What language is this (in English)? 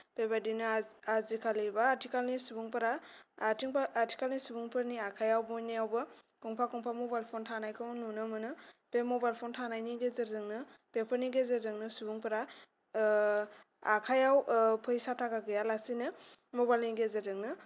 Bodo